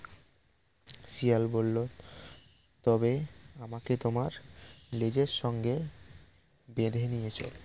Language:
Bangla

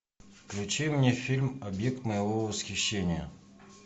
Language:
Russian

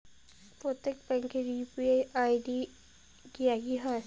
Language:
Bangla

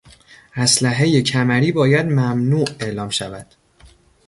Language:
Persian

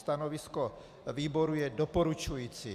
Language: Czech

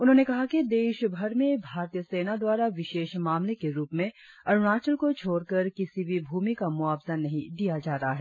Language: Hindi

